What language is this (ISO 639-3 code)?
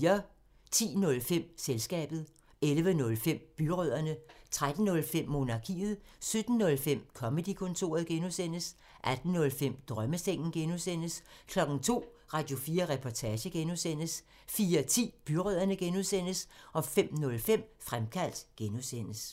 dan